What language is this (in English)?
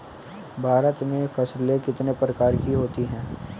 Hindi